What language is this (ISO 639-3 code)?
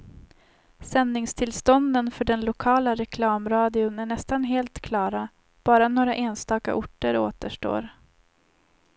swe